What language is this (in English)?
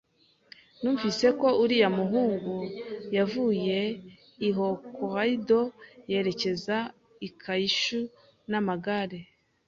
Kinyarwanda